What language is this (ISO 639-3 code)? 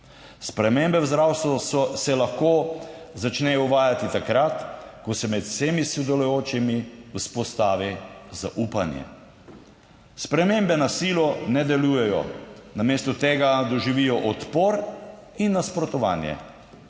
slv